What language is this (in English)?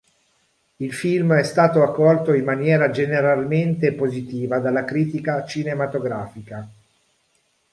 Italian